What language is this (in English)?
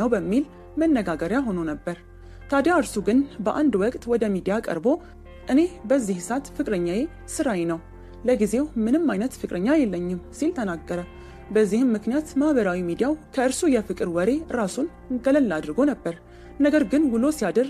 Arabic